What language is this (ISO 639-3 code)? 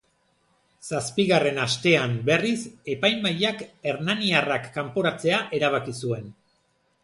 eus